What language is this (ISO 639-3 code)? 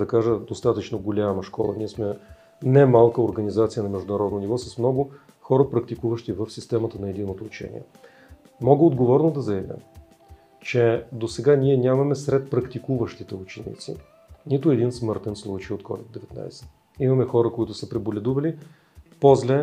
bul